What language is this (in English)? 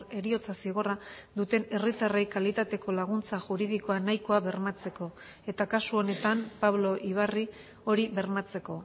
Basque